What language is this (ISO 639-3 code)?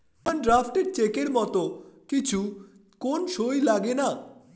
ben